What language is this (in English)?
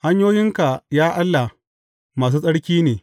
Hausa